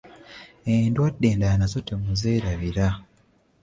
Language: Ganda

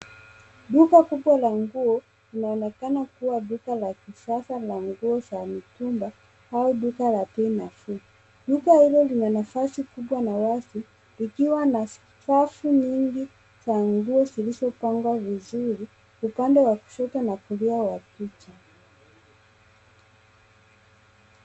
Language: Swahili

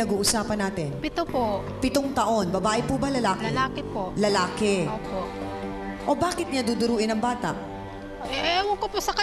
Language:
Filipino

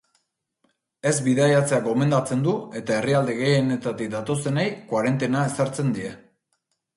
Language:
Basque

